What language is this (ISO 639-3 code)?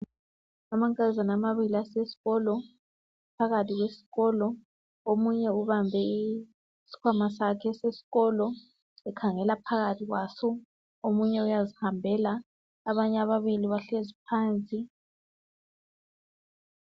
nde